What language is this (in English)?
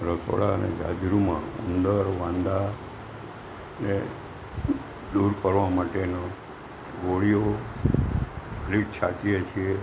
Gujarati